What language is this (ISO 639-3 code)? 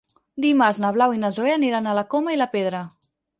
cat